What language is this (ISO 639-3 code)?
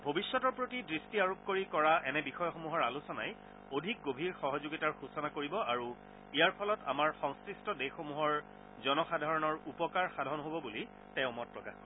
asm